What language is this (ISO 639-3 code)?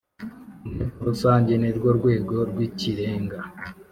kin